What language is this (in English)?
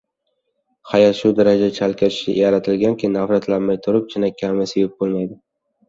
Uzbek